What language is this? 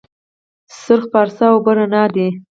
Pashto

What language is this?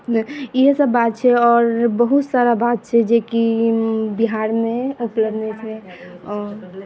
Maithili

